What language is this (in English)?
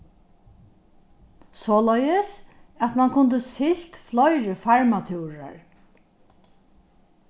Faroese